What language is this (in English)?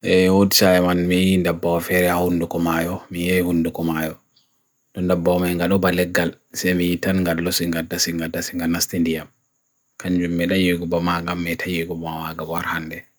Bagirmi Fulfulde